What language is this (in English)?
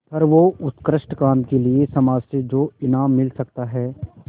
Hindi